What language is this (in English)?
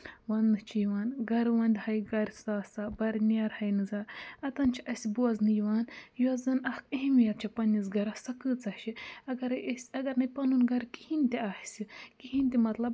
Kashmiri